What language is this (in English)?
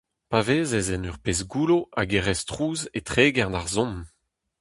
Breton